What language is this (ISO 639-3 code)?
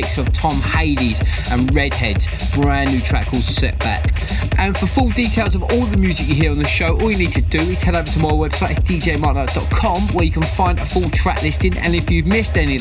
eng